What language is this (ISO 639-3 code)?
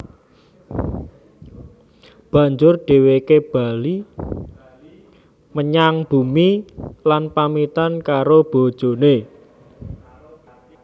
jav